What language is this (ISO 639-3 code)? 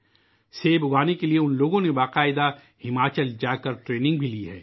urd